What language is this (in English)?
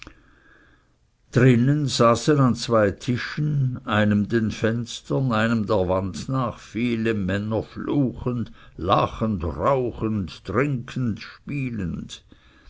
German